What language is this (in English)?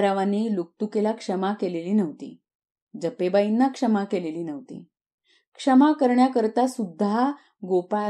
Marathi